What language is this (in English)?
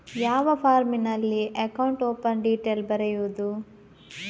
Kannada